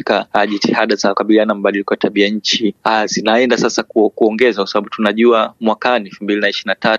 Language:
Swahili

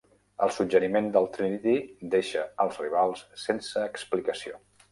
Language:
Catalan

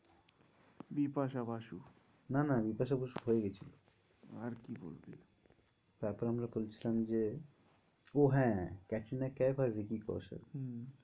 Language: Bangla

